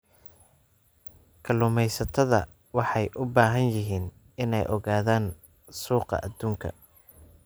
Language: Somali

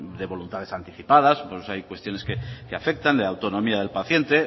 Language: Spanish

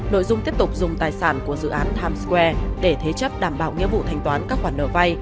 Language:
Vietnamese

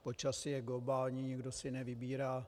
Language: Czech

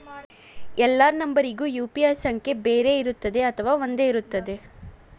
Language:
Kannada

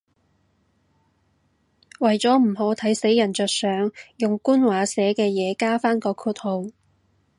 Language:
Cantonese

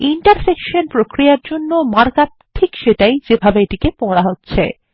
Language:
Bangla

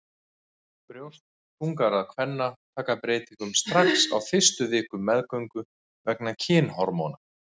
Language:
Icelandic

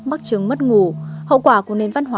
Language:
Vietnamese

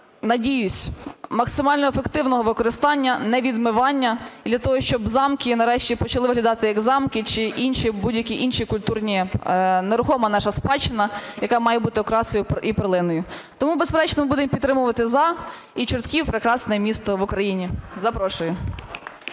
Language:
Ukrainian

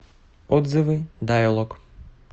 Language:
Russian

